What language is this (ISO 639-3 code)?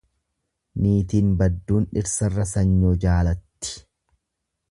orm